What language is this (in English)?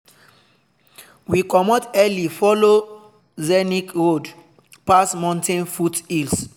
Nigerian Pidgin